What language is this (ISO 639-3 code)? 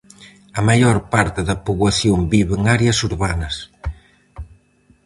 glg